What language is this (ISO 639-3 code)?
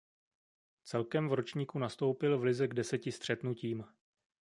ces